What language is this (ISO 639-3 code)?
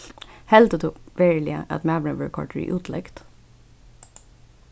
fao